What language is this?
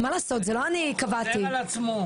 Hebrew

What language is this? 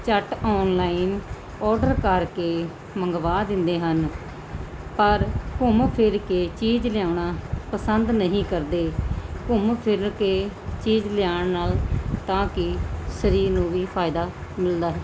Punjabi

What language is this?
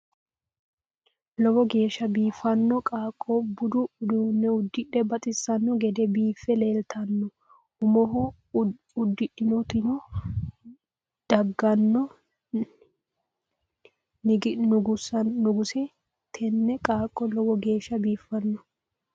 Sidamo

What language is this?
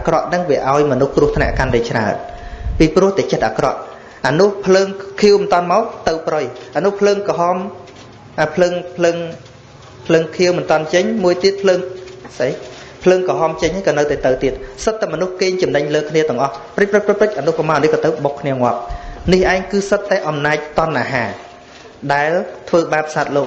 Vietnamese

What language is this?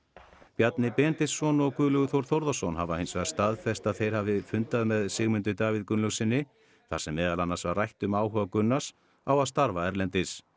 Icelandic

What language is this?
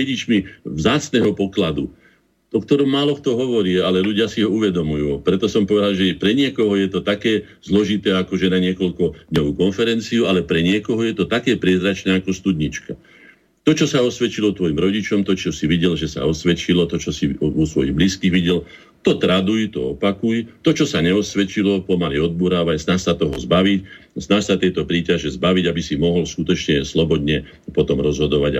Slovak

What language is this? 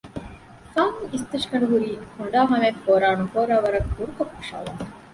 Divehi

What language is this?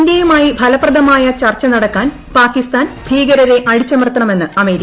Malayalam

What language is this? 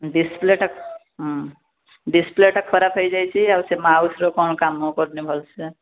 Odia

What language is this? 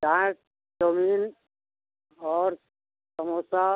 Hindi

